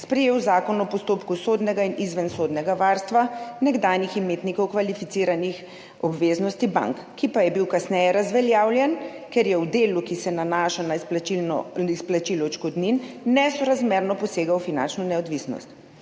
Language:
Slovenian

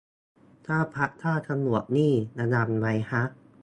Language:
Thai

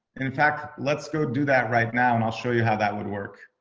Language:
English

